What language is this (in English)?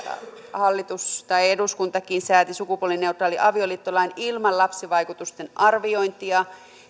Finnish